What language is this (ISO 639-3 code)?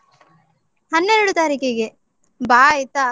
kan